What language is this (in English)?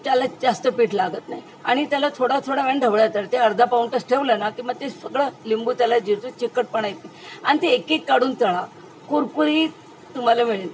Marathi